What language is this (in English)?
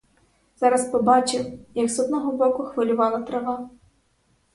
Ukrainian